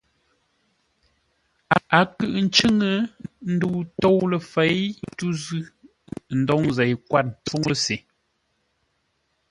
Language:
Ngombale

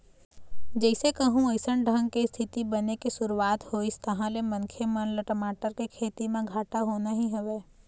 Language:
Chhattisgarhi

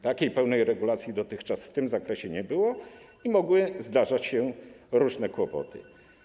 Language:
Polish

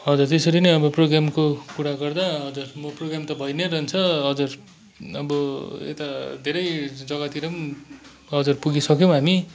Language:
Nepali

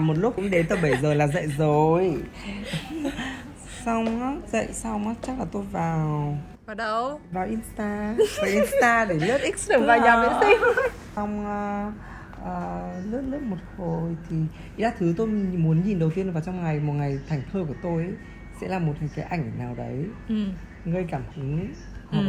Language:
Vietnamese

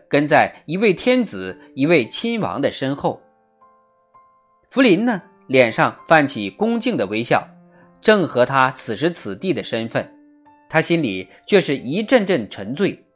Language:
Chinese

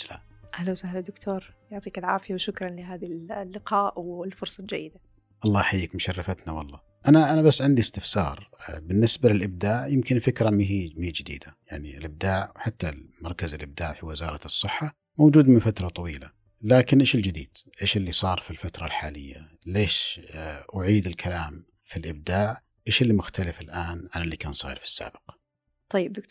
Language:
Arabic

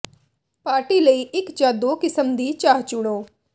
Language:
Punjabi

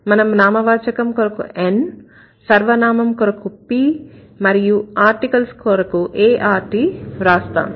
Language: Telugu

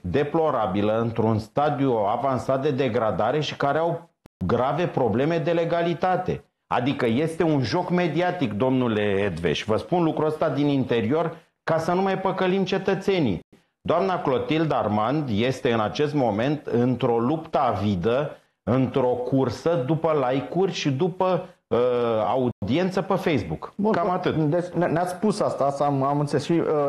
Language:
Romanian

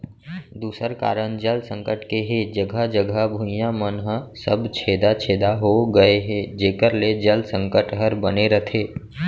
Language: Chhattisgarhi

